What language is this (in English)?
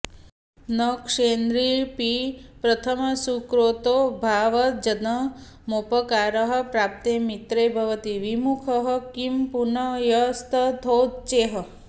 Sanskrit